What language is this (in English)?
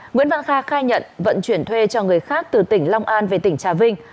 Vietnamese